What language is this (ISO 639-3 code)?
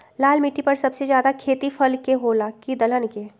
mag